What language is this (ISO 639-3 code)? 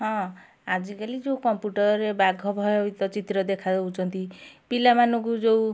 ori